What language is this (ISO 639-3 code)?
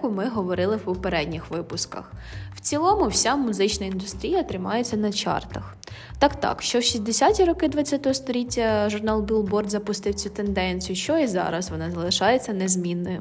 ukr